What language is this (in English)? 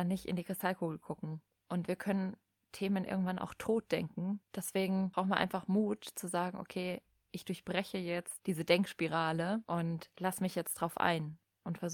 German